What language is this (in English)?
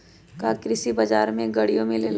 Magahi